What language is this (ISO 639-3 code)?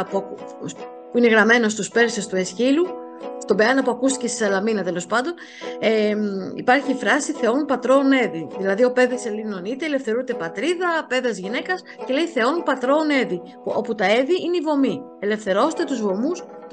ell